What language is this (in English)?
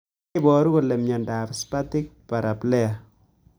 Kalenjin